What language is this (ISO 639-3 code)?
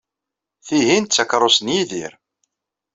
kab